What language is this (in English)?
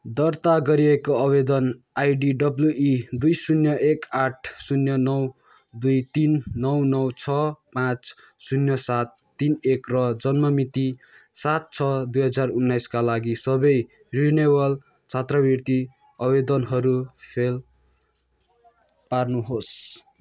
Nepali